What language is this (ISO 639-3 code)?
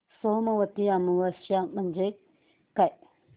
mar